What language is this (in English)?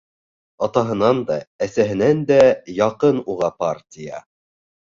Bashkir